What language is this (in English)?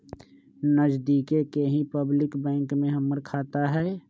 Magahi